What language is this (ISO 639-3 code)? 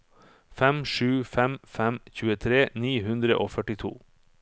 nor